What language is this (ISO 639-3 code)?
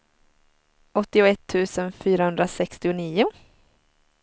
swe